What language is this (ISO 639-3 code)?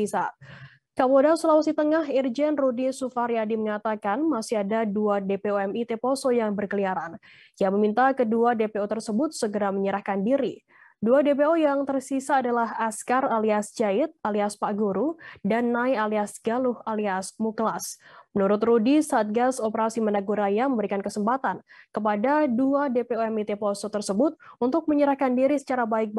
ind